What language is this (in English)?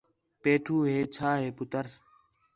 Khetrani